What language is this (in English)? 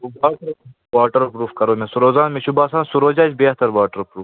Kashmiri